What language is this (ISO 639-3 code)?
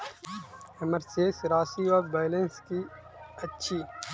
mai